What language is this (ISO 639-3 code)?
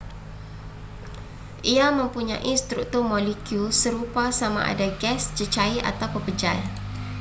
msa